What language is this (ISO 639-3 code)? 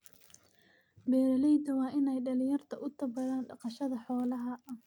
som